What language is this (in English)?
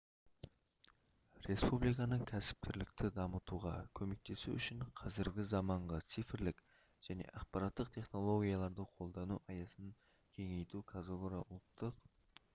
Kazakh